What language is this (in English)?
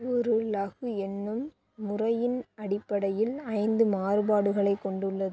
Tamil